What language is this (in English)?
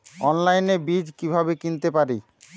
Bangla